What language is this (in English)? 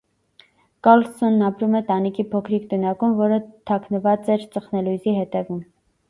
Armenian